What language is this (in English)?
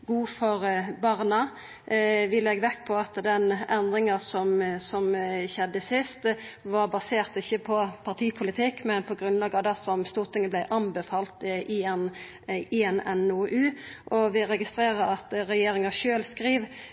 Norwegian Nynorsk